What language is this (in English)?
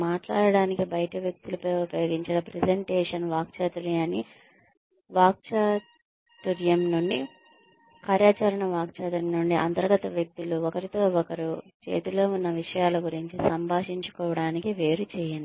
Telugu